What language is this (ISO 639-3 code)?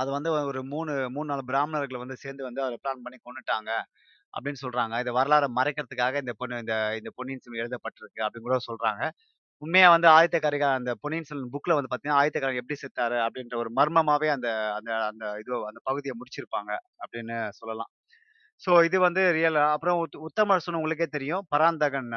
tam